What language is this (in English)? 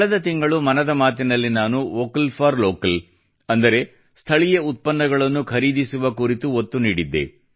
Kannada